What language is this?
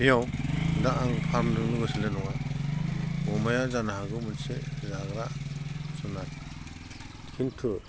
Bodo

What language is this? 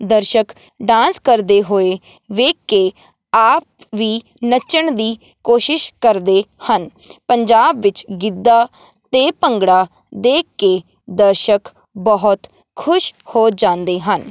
Punjabi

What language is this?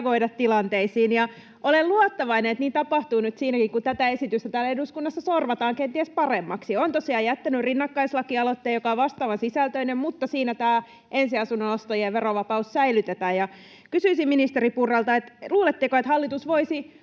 Finnish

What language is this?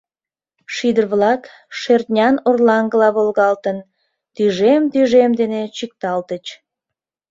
Mari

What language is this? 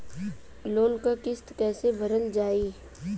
Bhojpuri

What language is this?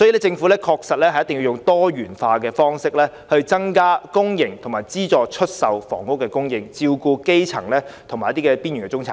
Cantonese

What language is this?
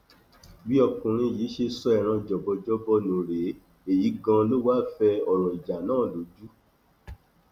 Yoruba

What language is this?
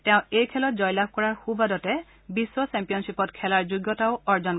Assamese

